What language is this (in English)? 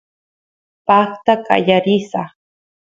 Santiago del Estero Quichua